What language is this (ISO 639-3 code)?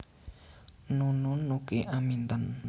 jav